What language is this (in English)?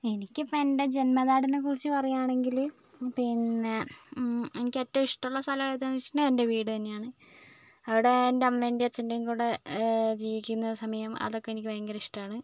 Malayalam